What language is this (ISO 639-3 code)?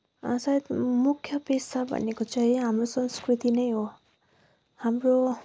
nep